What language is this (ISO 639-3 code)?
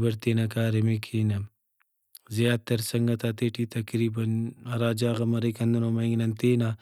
brh